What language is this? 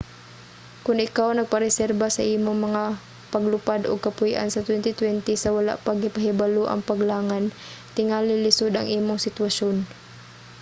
Cebuano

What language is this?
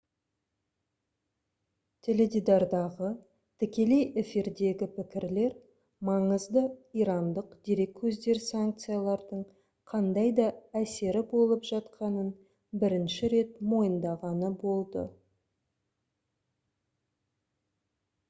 Kazakh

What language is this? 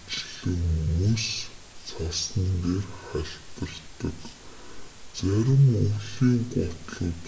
Mongolian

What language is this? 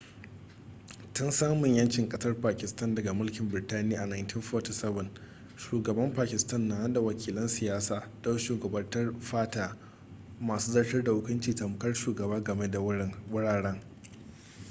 Hausa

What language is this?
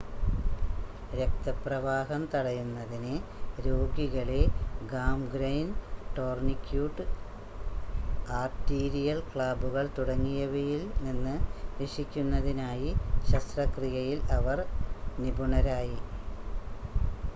Malayalam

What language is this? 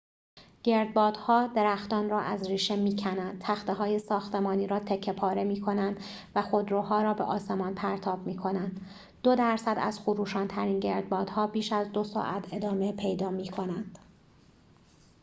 Persian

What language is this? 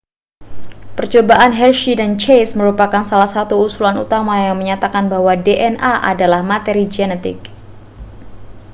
Indonesian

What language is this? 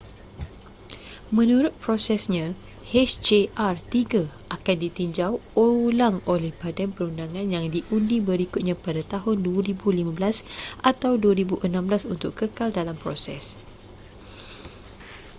Malay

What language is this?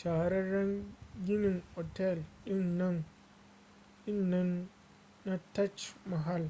Hausa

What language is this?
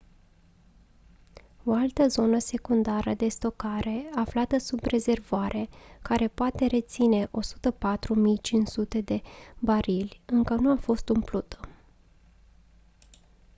Romanian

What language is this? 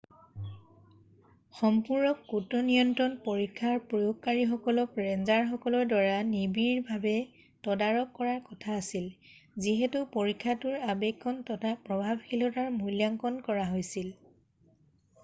Assamese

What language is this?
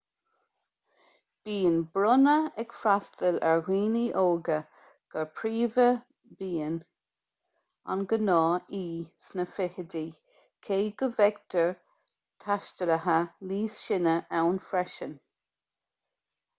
Irish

